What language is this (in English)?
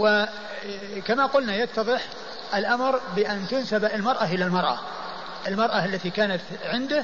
Arabic